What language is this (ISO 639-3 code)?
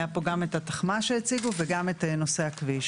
heb